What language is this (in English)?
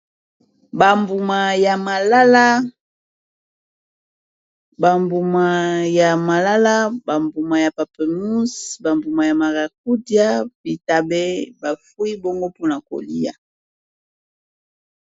Lingala